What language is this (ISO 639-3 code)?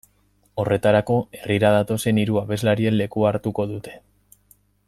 eus